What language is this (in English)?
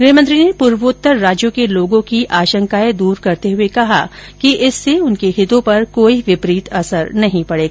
Hindi